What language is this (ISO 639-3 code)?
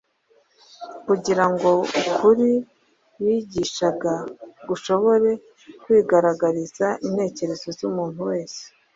kin